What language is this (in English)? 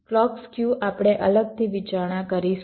Gujarati